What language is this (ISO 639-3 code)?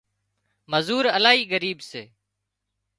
kxp